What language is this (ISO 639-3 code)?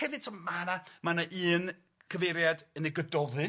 cym